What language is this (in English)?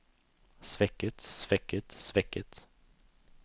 Norwegian